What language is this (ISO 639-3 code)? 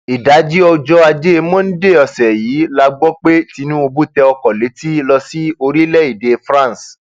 yor